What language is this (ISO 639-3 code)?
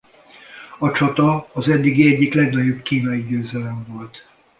hun